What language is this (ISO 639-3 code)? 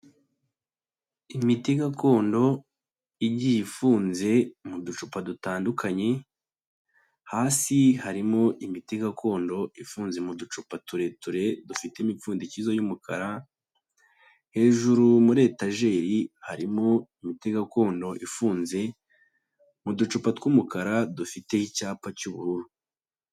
kin